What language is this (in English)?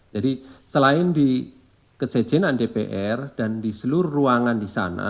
Indonesian